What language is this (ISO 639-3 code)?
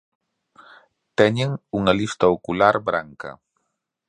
glg